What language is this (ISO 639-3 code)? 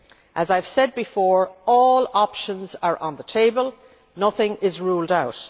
eng